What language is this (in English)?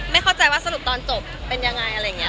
Thai